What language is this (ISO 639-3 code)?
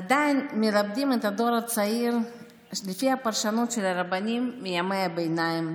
heb